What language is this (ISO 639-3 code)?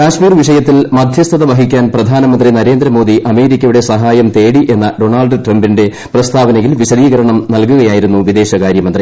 mal